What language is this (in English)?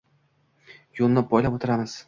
Uzbek